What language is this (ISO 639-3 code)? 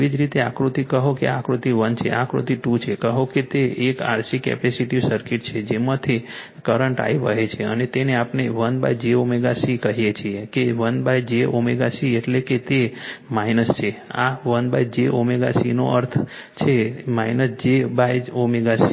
guj